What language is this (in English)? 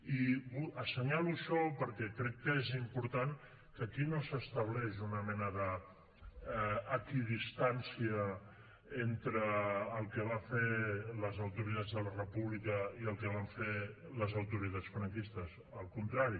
Catalan